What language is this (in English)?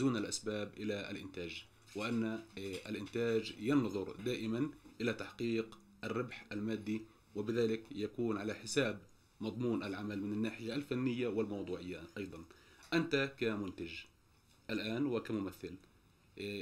Arabic